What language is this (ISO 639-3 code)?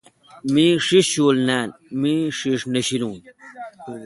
xka